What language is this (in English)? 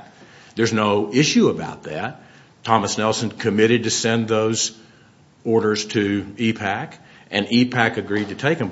English